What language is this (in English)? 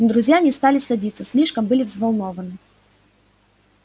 Russian